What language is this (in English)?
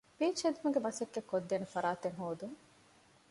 Divehi